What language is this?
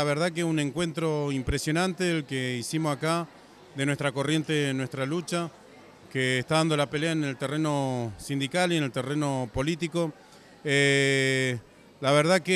Spanish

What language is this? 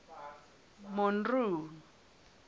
Southern Sotho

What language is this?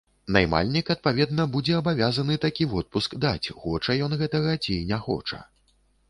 Belarusian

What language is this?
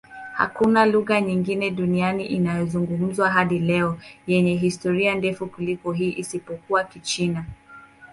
Swahili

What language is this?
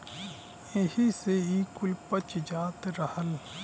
Bhojpuri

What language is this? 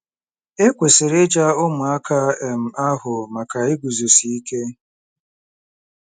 Igbo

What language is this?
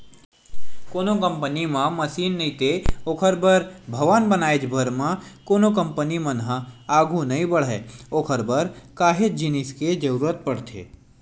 Chhattisgarhi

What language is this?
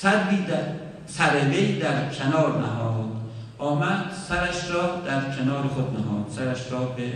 Persian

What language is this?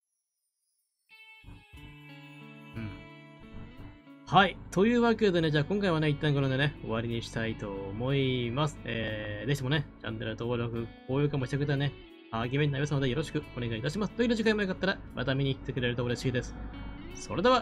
Japanese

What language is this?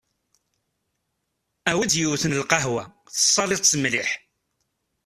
Kabyle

